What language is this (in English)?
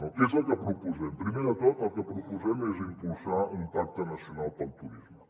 Catalan